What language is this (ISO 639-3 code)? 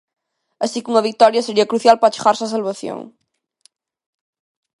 glg